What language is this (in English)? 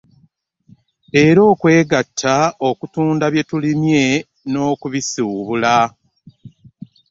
Ganda